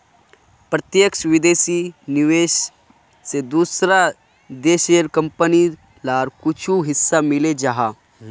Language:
Magahi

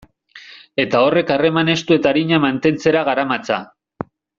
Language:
Basque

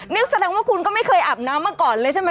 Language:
Thai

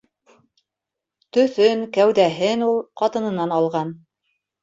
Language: Bashkir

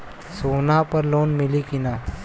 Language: Bhojpuri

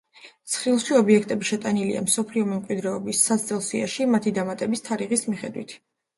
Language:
Georgian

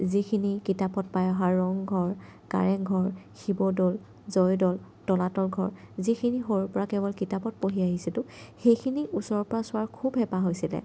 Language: Assamese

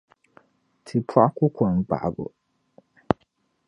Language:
Dagbani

